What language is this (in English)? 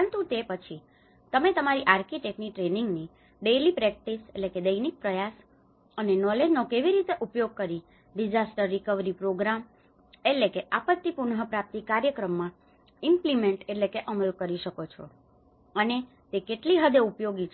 Gujarati